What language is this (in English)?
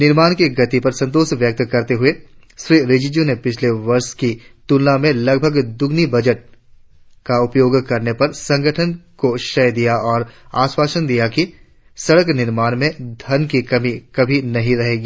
Hindi